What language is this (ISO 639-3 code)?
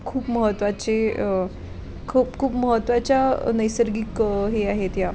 mar